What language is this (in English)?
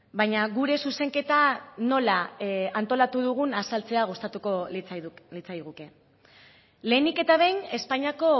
Basque